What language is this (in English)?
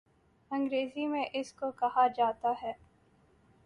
Urdu